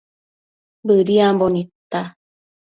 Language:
Matsés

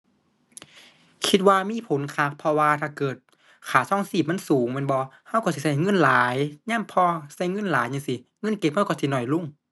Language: Thai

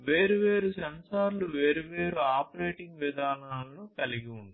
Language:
Telugu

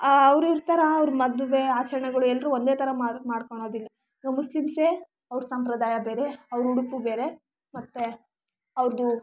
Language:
Kannada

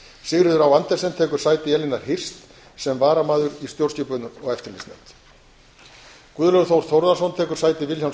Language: Icelandic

